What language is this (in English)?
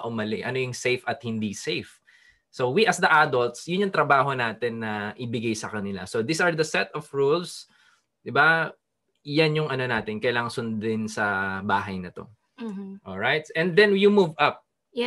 Filipino